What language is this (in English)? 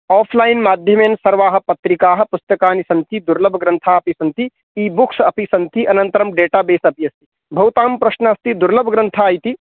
Sanskrit